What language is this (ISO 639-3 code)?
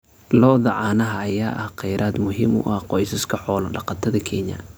som